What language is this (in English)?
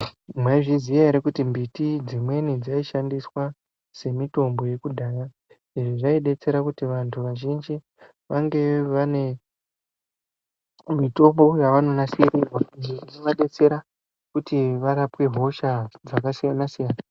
Ndau